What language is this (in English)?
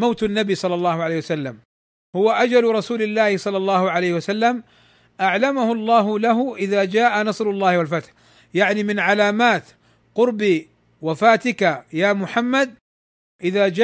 Arabic